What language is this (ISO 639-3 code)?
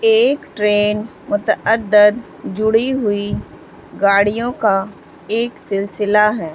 urd